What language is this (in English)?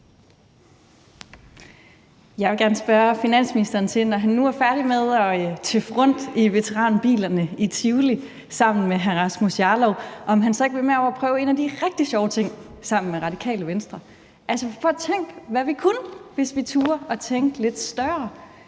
Danish